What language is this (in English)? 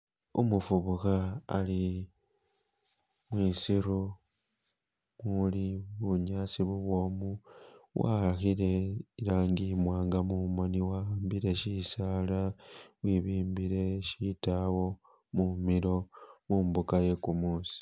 Masaaba